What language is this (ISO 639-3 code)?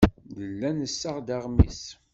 kab